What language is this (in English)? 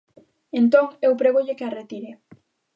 Galician